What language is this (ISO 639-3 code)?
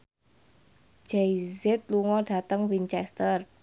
jav